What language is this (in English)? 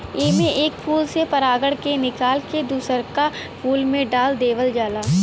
Bhojpuri